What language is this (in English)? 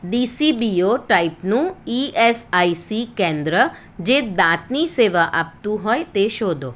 Gujarati